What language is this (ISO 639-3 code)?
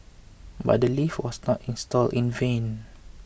eng